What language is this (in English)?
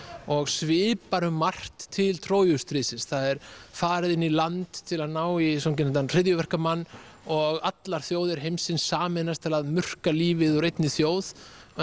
Icelandic